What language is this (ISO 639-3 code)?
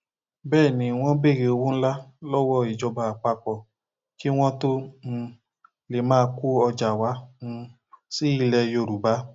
yor